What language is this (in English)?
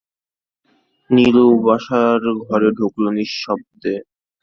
Bangla